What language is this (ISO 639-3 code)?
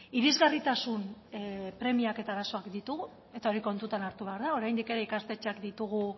eus